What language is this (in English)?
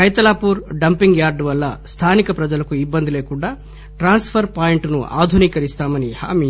Telugu